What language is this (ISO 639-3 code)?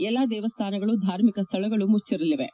kan